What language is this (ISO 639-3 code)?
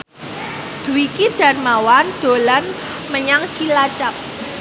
jav